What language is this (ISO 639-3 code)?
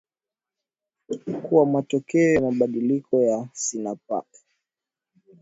swa